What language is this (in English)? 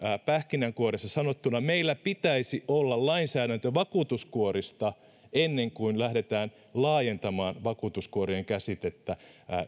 Finnish